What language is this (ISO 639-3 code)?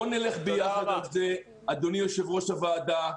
heb